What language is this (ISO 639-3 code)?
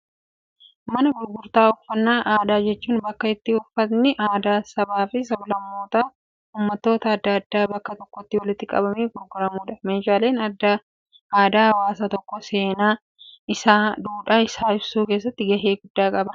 orm